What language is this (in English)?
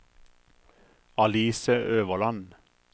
Norwegian